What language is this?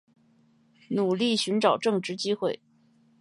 Chinese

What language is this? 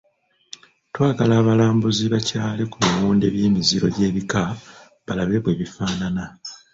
Ganda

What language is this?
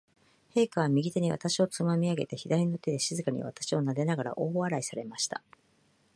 Japanese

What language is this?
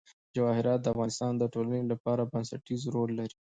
Pashto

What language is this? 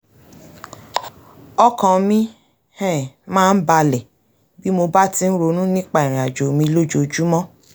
Yoruba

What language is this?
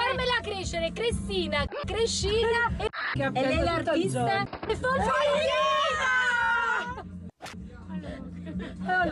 Italian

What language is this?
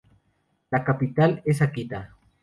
Spanish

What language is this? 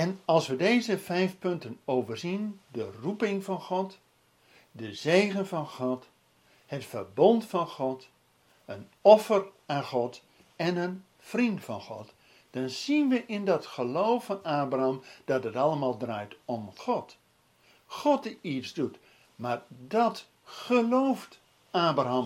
Dutch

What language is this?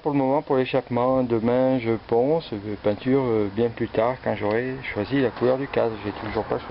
French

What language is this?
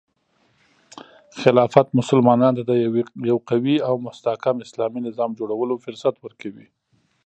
Pashto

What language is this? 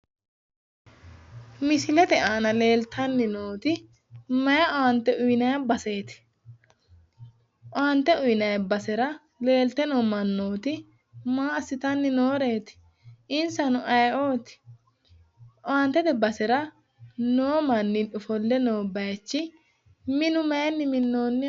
Sidamo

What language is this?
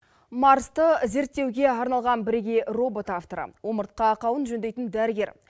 Kazakh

